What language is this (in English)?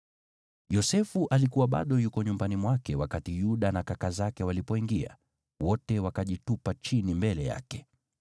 Swahili